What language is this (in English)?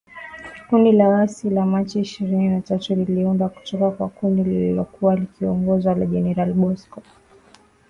Swahili